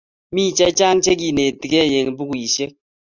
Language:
Kalenjin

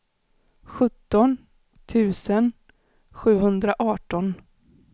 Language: Swedish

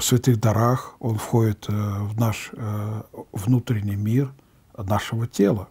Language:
Russian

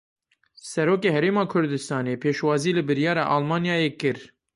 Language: Kurdish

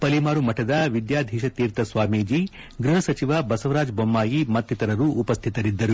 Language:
Kannada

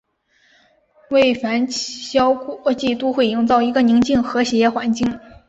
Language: Chinese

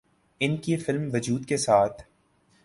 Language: Urdu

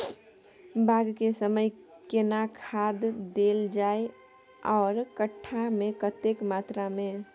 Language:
Maithili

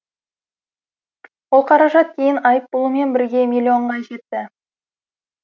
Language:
Kazakh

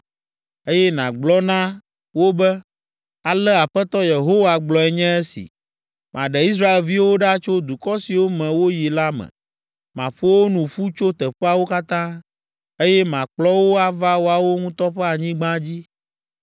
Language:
Ewe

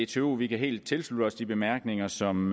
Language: Danish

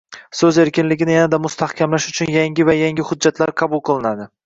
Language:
Uzbek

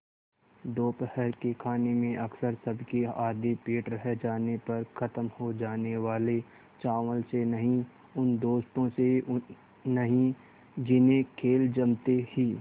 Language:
Hindi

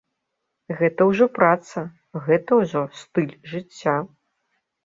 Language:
Belarusian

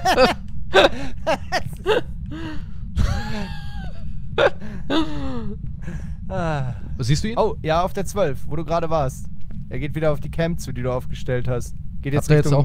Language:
German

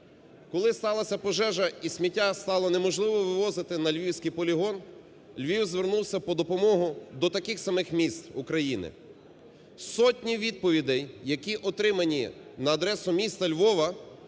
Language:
Ukrainian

